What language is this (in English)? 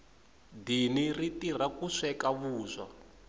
Tsonga